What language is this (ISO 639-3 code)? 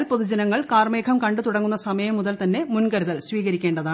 mal